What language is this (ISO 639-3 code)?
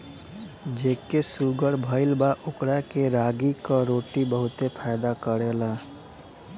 bho